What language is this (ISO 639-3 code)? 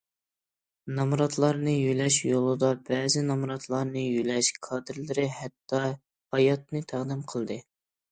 uig